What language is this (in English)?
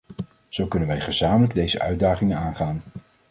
Dutch